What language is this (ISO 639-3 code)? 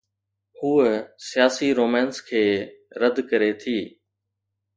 snd